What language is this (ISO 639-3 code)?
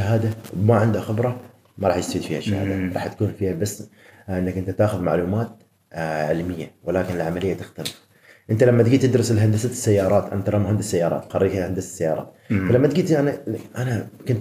ara